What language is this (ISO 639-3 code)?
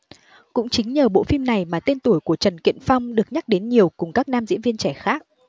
vie